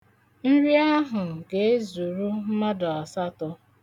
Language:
Igbo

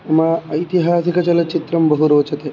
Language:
Sanskrit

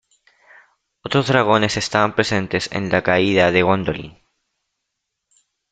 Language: Spanish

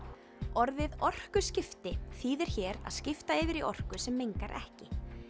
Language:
Icelandic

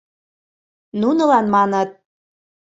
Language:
Mari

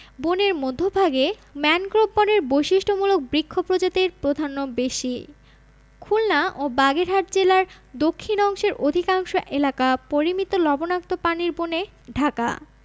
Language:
Bangla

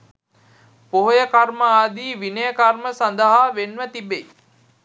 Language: Sinhala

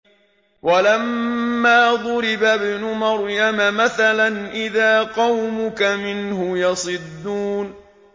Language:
Arabic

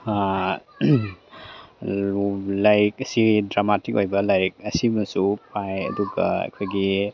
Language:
Manipuri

